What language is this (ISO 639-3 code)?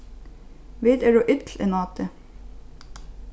fao